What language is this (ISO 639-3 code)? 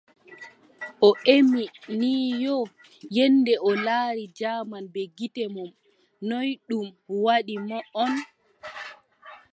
fub